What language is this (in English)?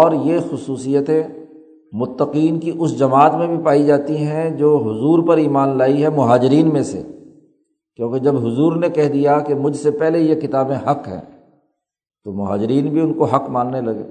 Urdu